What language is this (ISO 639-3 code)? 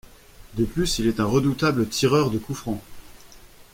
fra